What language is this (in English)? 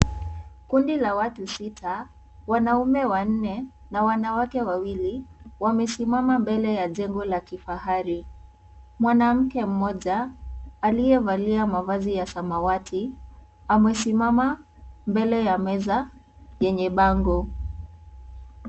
Swahili